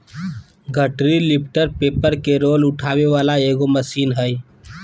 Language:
Magahi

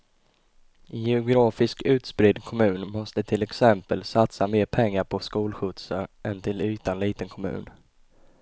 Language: Swedish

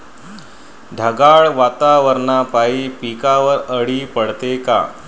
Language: Marathi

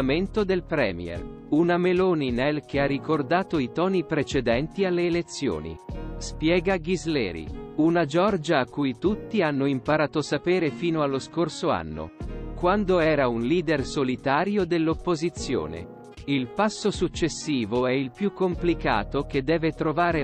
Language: Italian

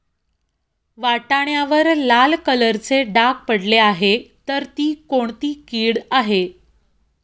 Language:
Marathi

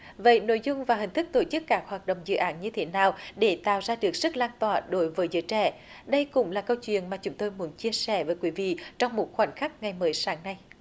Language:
Vietnamese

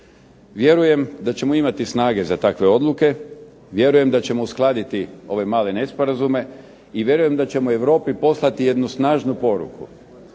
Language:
Croatian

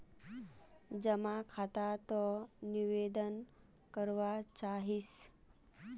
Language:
Magahi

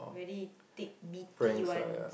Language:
English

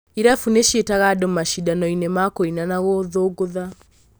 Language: Kikuyu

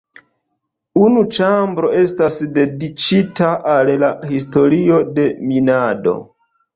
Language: Esperanto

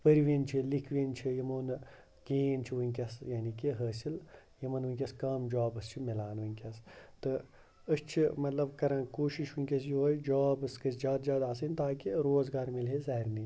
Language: Kashmiri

